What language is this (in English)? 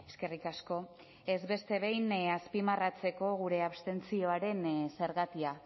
Basque